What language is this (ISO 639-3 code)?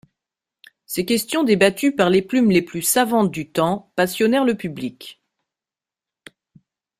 fra